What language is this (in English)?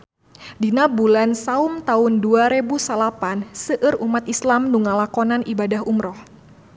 Sundanese